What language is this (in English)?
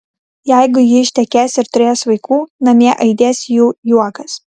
Lithuanian